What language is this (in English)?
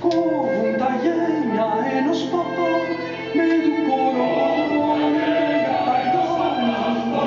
Greek